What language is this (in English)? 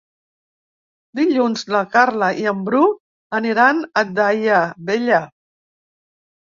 Catalan